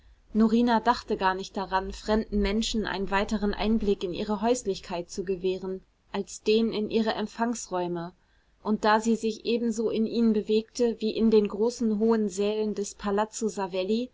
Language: German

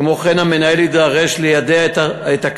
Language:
Hebrew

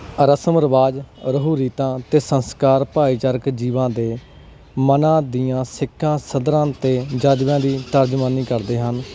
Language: Punjabi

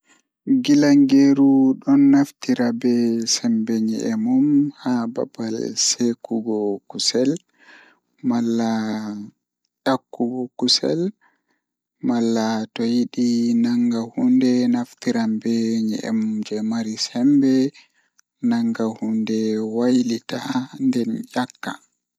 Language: Fula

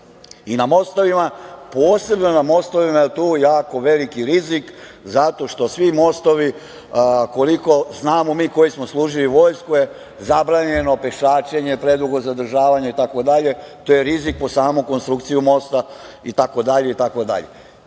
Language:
Serbian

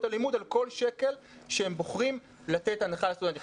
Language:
Hebrew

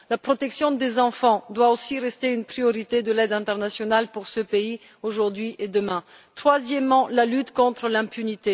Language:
French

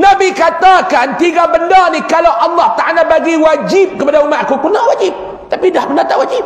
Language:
Malay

